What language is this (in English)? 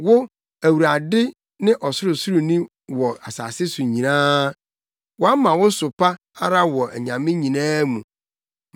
Akan